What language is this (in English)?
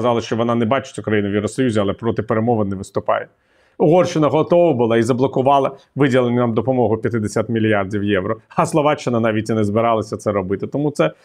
Ukrainian